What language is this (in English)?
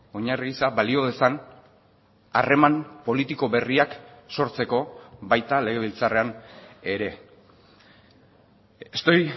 Basque